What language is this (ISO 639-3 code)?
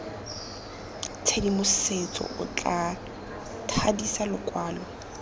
tsn